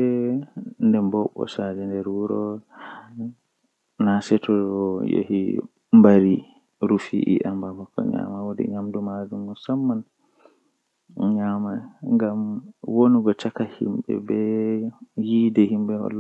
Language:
Western Niger Fulfulde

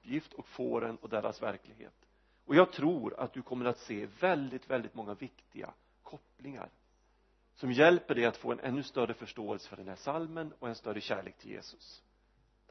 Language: Swedish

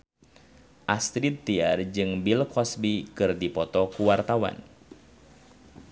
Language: Sundanese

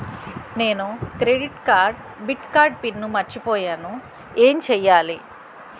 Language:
Telugu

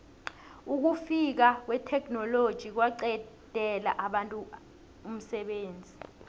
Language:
South Ndebele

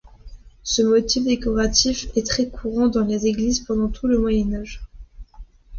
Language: French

